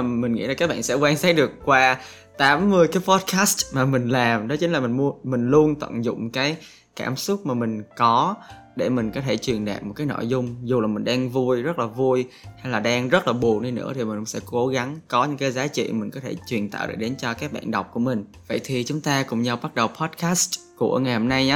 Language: Vietnamese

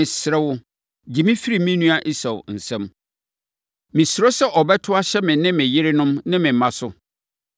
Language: Akan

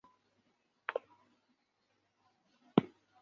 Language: Chinese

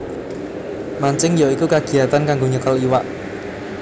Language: Javanese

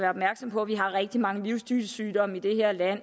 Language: Danish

